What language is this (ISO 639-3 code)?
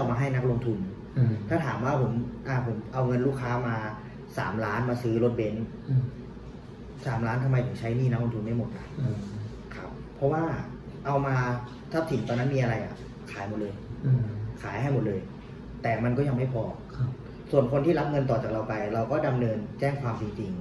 tha